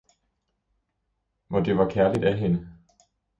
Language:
Danish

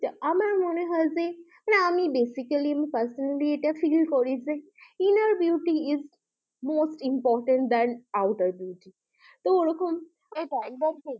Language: Bangla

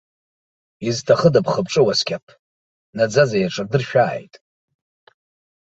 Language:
Abkhazian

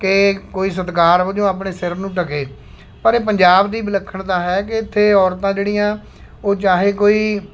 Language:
Punjabi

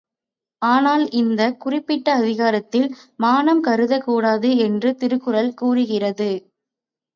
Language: Tamil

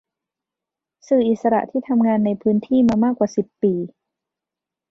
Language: Thai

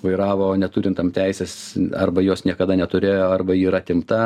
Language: Lithuanian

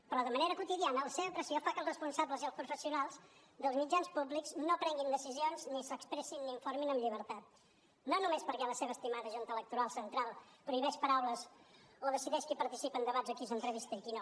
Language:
Catalan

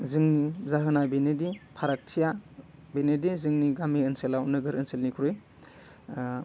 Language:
Bodo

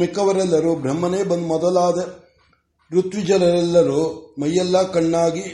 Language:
Kannada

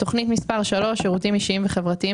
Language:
Hebrew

